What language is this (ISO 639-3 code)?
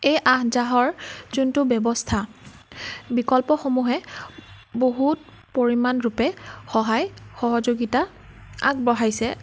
asm